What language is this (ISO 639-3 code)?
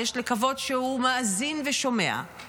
heb